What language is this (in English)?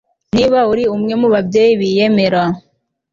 Kinyarwanda